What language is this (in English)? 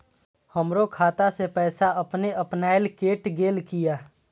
Maithili